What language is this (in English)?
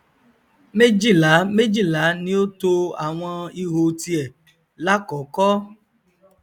Yoruba